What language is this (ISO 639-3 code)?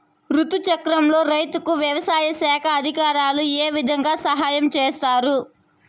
tel